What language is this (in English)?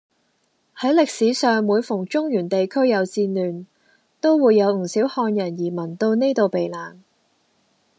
Cantonese